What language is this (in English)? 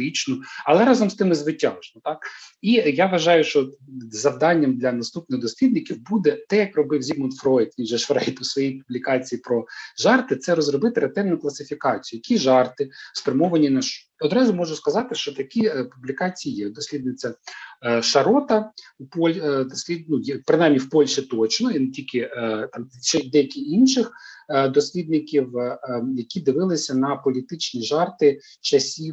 Ukrainian